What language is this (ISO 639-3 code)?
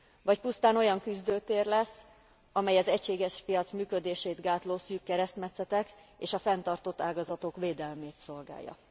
hun